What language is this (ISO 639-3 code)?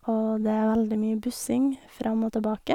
nor